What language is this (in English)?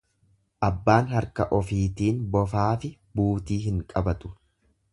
Oromo